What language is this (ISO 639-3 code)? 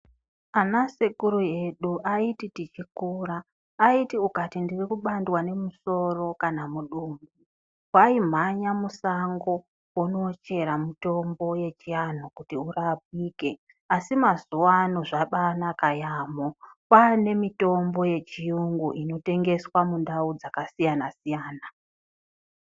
ndc